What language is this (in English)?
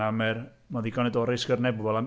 Welsh